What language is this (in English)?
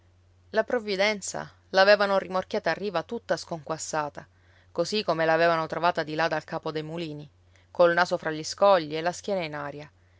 Italian